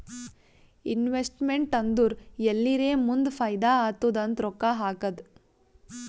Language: Kannada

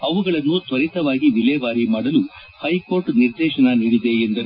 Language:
Kannada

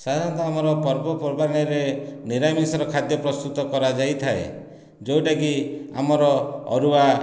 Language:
Odia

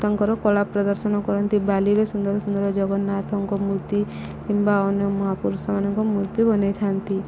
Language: Odia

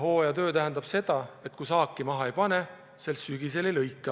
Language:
Estonian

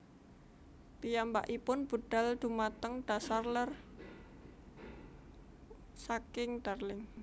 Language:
Javanese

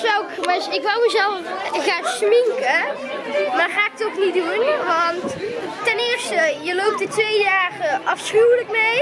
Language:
Dutch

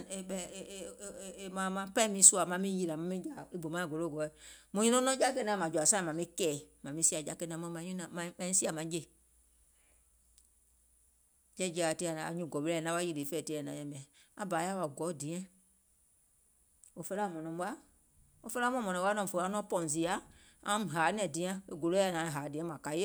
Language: Gola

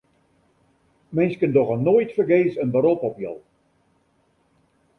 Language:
Western Frisian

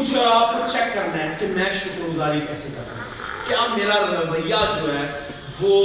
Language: Urdu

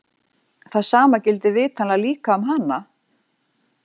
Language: Icelandic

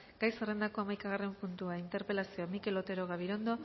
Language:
Basque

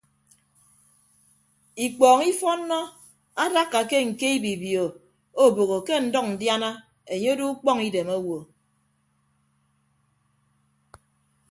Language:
Ibibio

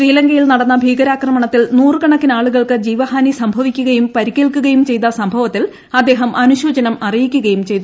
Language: Malayalam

